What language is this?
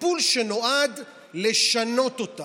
Hebrew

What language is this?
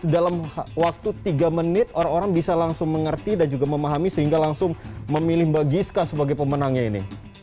Indonesian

